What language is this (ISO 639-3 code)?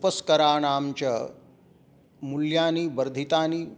san